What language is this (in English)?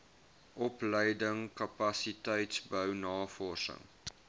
Afrikaans